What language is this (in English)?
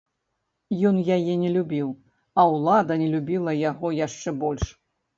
Belarusian